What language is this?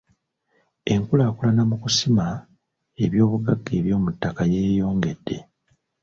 Ganda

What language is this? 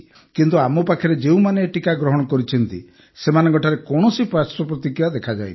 Odia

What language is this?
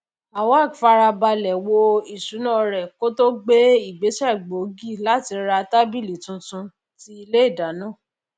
Yoruba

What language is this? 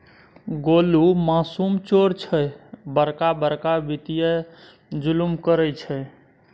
Maithili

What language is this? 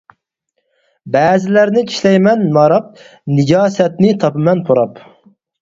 Uyghur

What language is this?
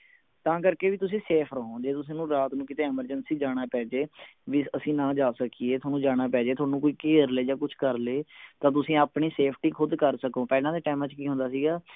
Punjabi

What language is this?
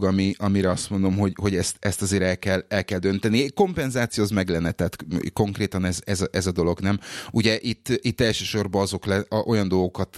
Hungarian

